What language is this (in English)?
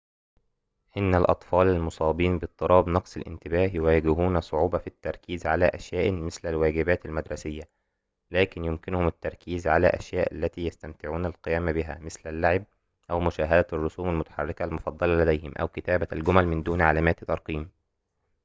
Arabic